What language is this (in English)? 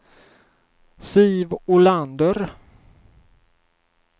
Swedish